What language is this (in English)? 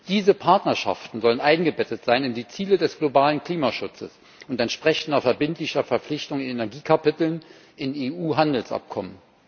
German